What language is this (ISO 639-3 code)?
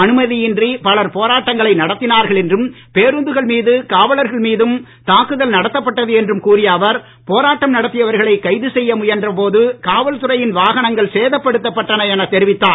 tam